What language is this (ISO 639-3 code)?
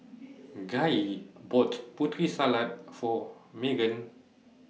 eng